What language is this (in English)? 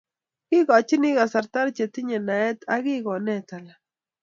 Kalenjin